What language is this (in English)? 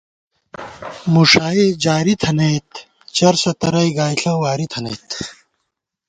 Gawar-Bati